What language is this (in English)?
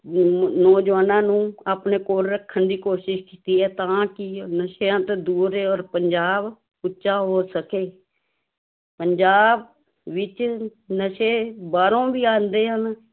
Punjabi